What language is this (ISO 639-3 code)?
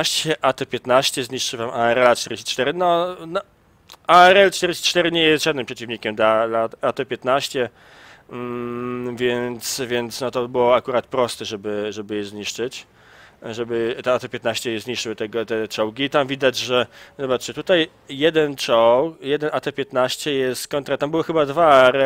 pol